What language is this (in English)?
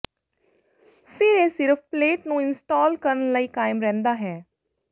Punjabi